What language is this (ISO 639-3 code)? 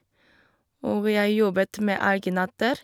nor